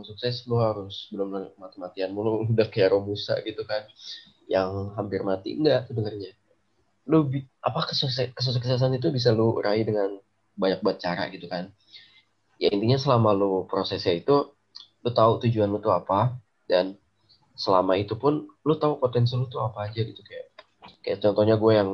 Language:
Indonesian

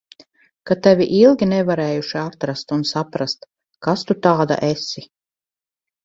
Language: Latvian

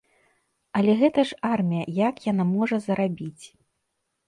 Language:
Belarusian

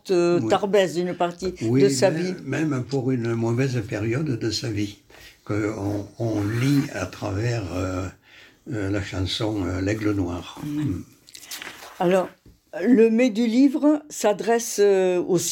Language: French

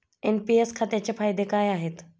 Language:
Marathi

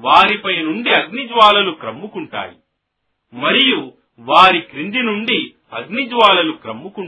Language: Telugu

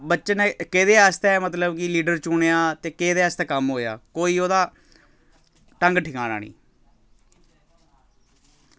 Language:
Dogri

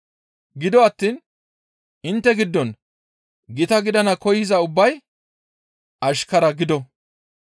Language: Gamo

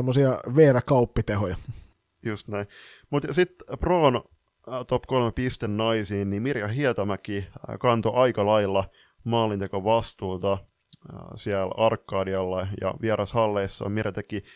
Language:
Finnish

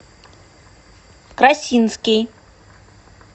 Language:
Russian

